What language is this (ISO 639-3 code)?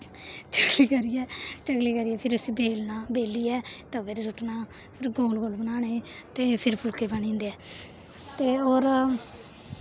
doi